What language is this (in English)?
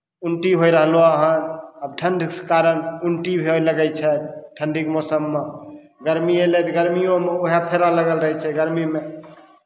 Maithili